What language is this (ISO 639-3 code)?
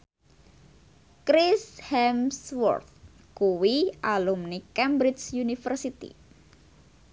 jav